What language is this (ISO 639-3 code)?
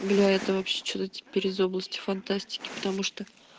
rus